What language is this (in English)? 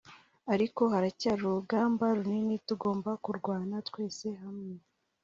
Kinyarwanda